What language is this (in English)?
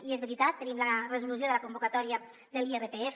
Catalan